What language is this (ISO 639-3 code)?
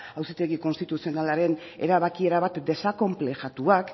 eus